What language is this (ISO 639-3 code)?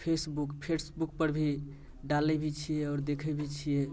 mai